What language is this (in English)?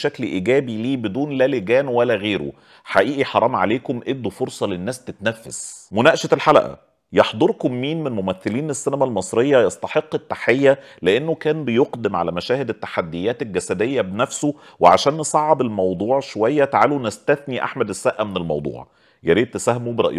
Arabic